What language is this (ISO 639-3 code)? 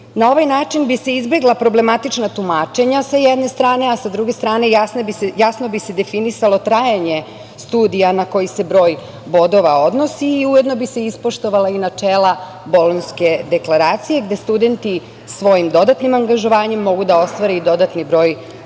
srp